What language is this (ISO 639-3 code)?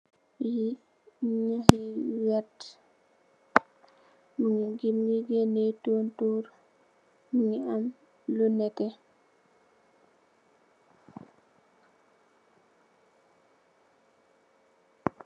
wol